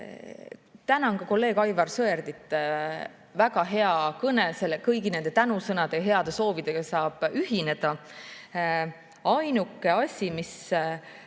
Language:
Estonian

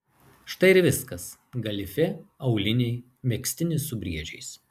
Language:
Lithuanian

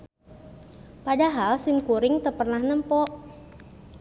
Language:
Sundanese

